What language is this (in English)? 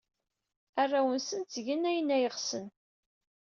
Kabyle